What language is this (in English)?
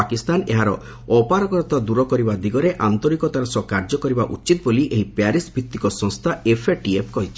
Odia